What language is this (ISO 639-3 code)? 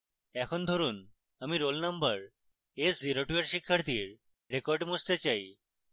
ben